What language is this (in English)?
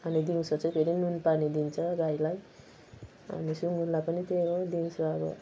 Nepali